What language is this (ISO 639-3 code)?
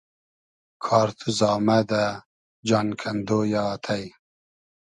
haz